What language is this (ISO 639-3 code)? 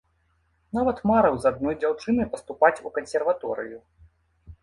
bel